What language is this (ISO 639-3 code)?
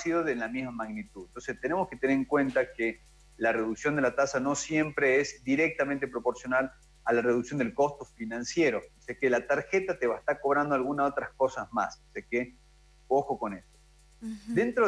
spa